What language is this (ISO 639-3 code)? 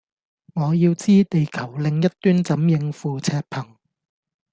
yue